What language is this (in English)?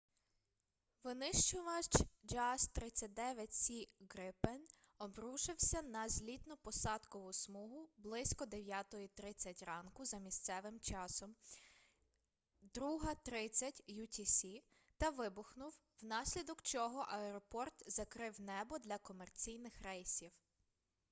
Ukrainian